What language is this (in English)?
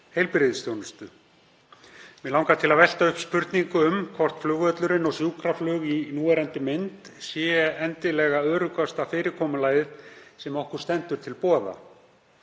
Icelandic